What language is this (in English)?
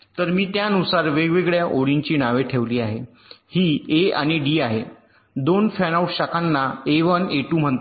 Marathi